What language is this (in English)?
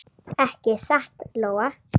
Icelandic